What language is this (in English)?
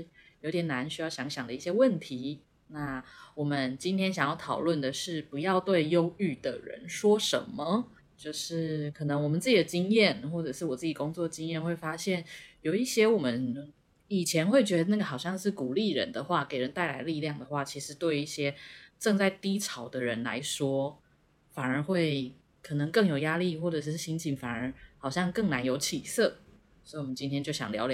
Chinese